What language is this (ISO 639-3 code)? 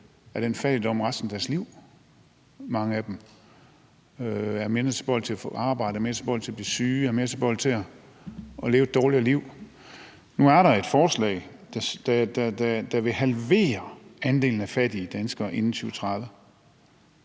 dan